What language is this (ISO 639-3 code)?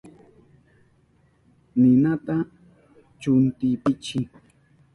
qup